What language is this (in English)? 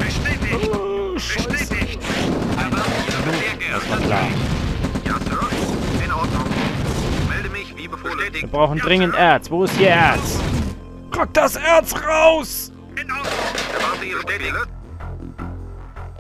German